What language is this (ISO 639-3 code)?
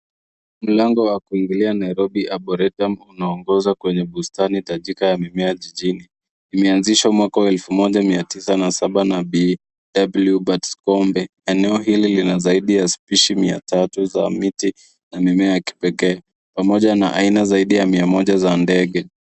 swa